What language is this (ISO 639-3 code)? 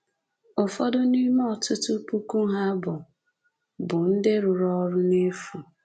ibo